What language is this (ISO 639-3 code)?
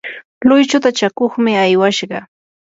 qur